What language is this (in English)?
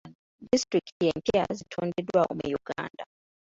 Ganda